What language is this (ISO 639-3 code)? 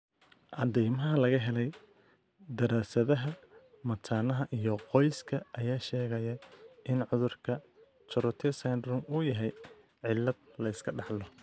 som